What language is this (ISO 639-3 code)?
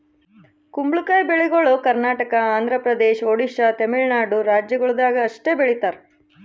kan